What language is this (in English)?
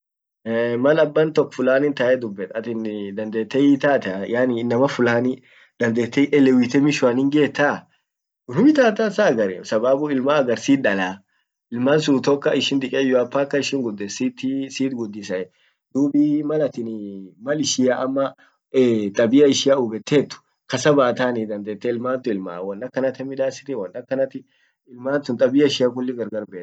Orma